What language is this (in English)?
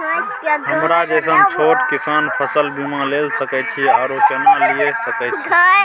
Maithili